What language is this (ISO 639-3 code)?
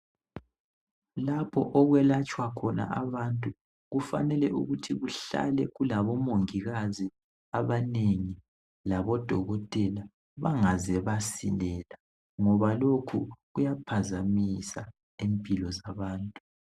nde